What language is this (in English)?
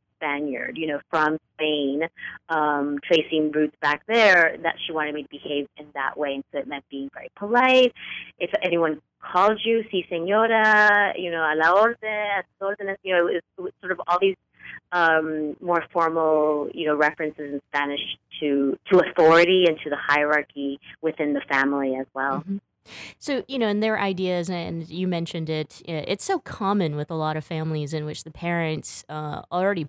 English